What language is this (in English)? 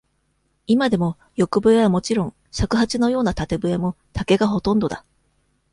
Japanese